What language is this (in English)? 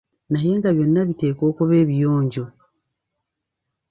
Ganda